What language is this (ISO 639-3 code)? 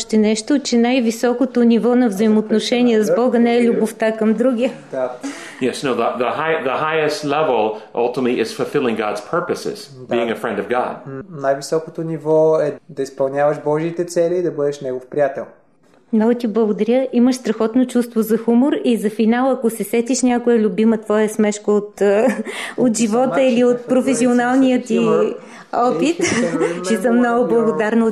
bul